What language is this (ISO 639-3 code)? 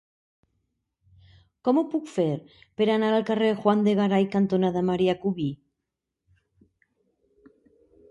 cat